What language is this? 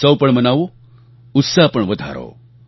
Gujarati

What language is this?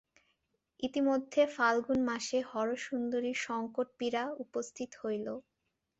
Bangla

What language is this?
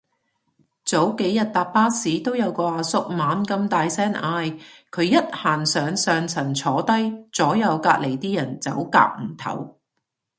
Cantonese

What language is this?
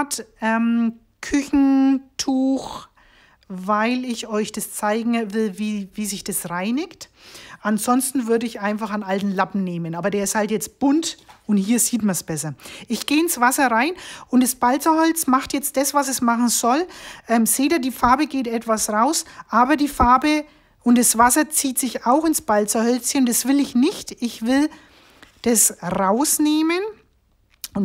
German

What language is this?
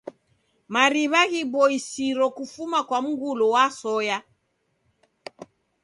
Taita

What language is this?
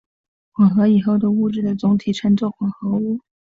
Chinese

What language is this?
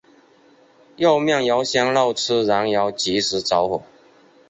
Chinese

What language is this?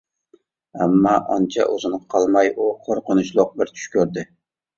Uyghur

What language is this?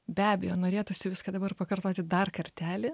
Lithuanian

